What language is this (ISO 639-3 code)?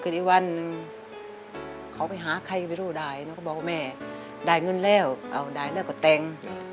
tha